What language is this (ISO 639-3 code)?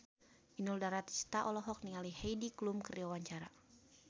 sun